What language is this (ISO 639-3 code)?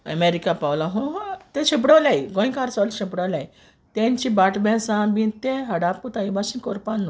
kok